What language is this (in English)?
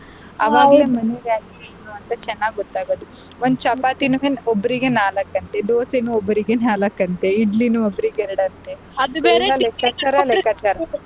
Kannada